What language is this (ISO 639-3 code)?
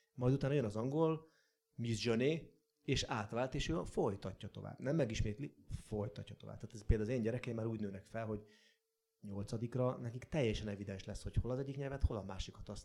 hun